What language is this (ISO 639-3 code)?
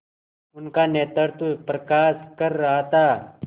hin